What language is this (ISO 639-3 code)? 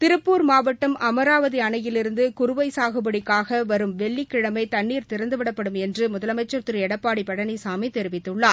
tam